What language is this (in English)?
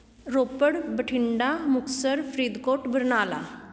Punjabi